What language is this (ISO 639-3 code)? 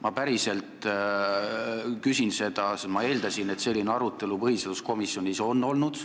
est